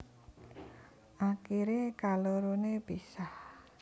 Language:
Javanese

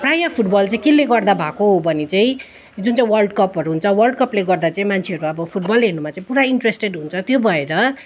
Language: Nepali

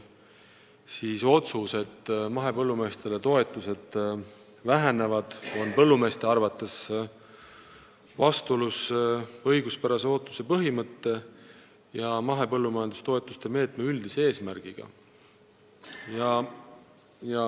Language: Estonian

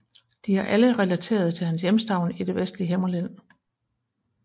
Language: Danish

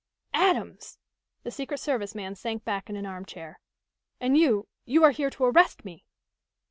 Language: English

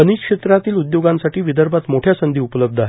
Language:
Marathi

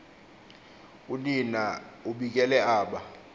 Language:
Xhosa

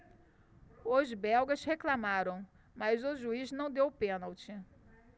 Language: Portuguese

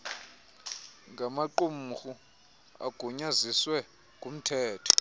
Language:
Xhosa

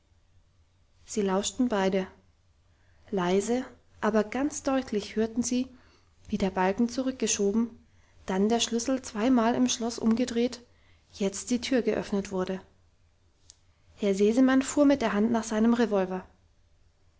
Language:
German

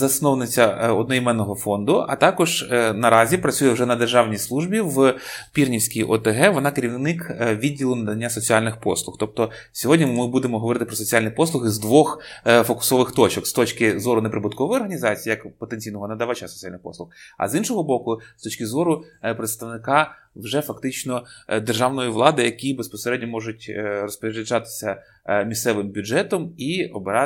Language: Ukrainian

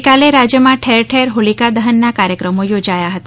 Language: Gujarati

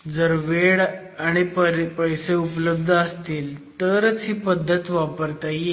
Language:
Marathi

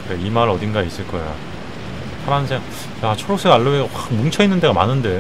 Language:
Korean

